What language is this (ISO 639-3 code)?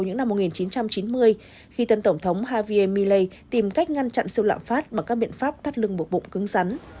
vie